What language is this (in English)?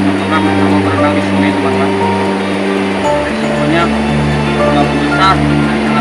Indonesian